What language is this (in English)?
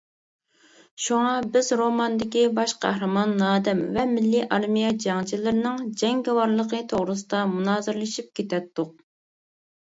Uyghur